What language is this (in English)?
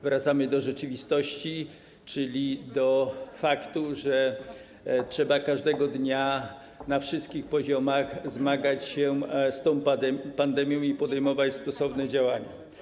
Polish